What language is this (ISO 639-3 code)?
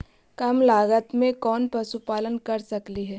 mag